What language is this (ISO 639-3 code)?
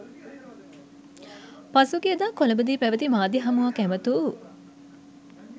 sin